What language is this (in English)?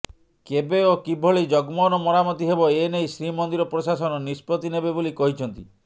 Odia